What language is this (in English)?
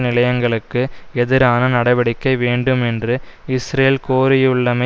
Tamil